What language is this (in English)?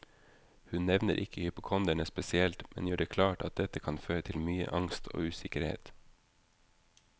Norwegian